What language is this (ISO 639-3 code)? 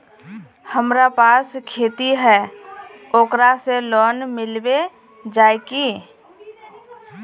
mag